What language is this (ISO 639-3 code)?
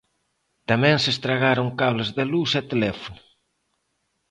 glg